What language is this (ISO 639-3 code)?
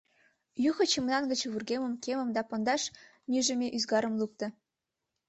chm